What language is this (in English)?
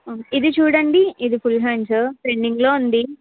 Telugu